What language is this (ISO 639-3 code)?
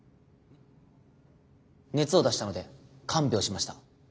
jpn